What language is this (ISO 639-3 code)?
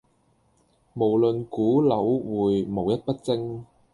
yue